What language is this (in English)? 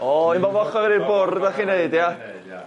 Welsh